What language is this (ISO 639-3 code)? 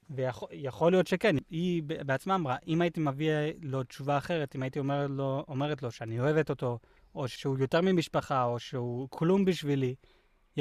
heb